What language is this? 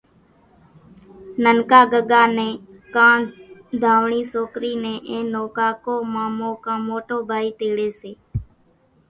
Kachi Koli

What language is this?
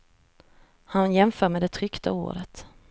Swedish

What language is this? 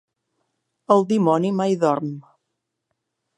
Catalan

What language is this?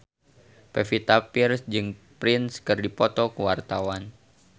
Sundanese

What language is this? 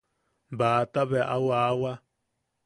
Yaqui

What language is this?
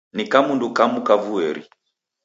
Taita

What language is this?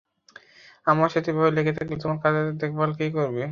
Bangla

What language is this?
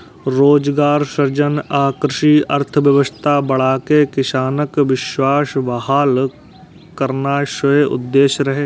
Maithili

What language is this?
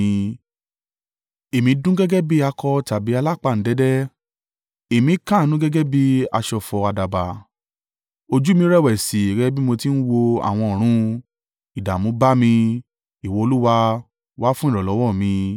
Yoruba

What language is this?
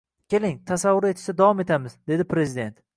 Uzbek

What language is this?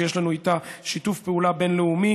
Hebrew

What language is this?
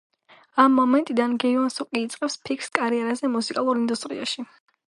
Georgian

